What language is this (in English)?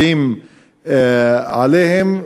Hebrew